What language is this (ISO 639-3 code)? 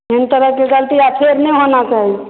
mai